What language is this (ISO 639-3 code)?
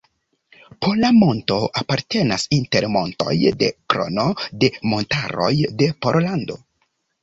epo